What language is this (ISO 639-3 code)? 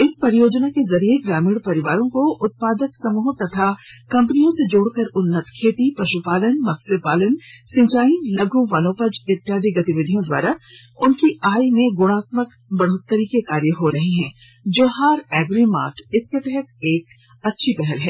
hin